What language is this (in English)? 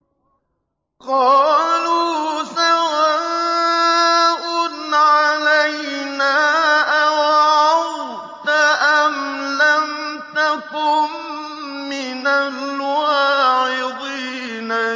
Arabic